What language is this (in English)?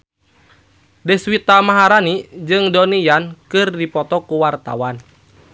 Sundanese